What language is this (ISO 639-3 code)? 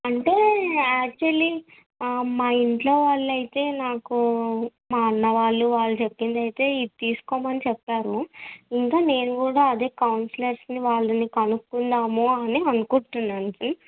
tel